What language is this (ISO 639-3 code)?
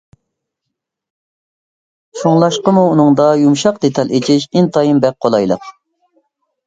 uig